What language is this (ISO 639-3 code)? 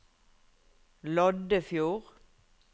nor